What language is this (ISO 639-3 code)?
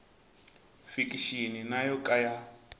tso